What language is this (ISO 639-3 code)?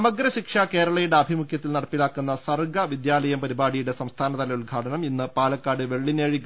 mal